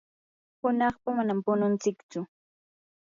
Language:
Yanahuanca Pasco Quechua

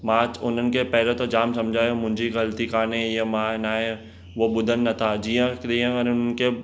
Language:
Sindhi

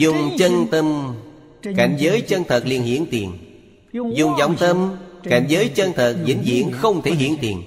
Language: Vietnamese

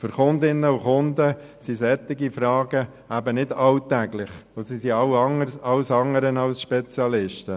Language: Swiss German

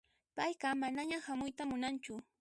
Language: Puno Quechua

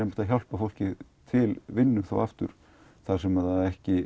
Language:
Icelandic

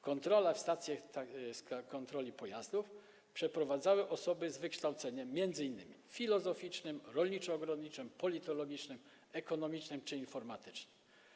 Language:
Polish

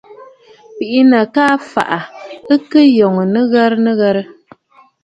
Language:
Bafut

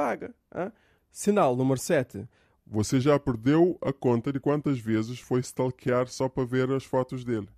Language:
Portuguese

